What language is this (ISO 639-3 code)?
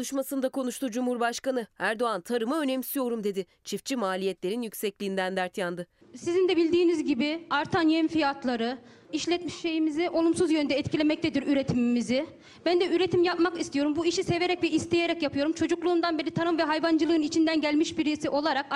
tur